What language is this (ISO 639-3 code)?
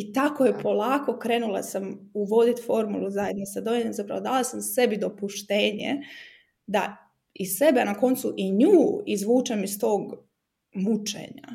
hrv